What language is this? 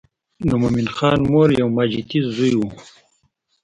Pashto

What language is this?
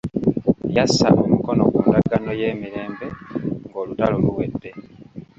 Ganda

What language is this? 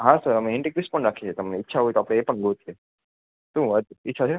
Gujarati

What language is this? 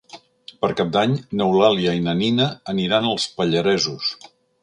Catalan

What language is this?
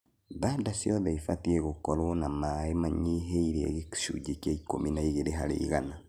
Kikuyu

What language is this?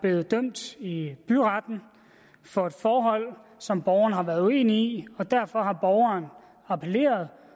Danish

